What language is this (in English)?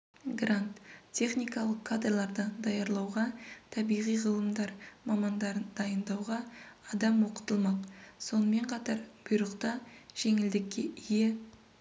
Kazakh